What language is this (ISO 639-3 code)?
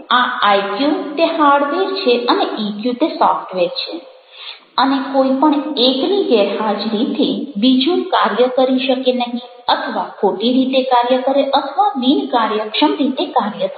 guj